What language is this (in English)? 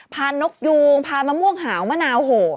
Thai